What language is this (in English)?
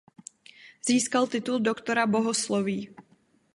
Czech